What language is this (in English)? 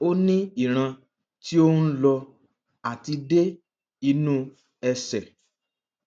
Yoruba